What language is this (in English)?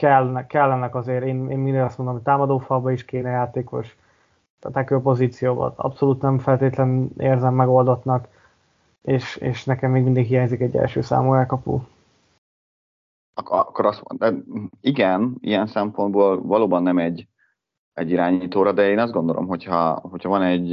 Hungarian